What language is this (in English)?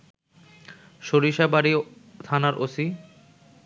Bangla